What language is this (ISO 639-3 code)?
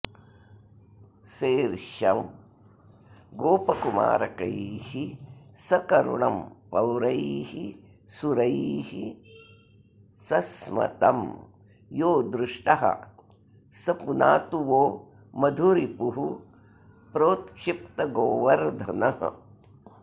san